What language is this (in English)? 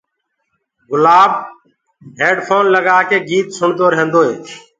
Gurgula